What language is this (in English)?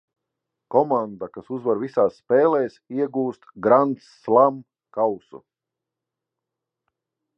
Latvian